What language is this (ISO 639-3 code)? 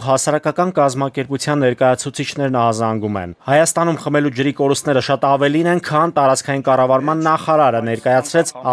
ron